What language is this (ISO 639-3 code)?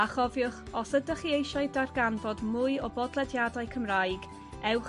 cym